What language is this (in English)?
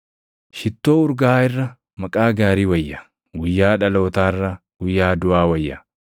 Oromo